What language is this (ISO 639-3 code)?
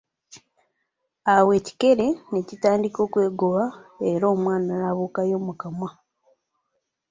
lug